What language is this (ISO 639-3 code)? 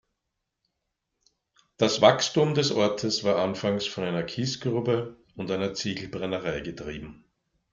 deu